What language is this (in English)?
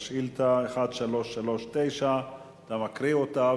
Hebrew